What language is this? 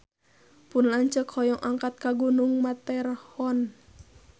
Sundanese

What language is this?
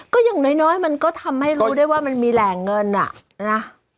Thai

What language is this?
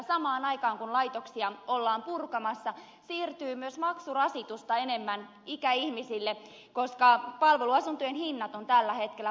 Finnish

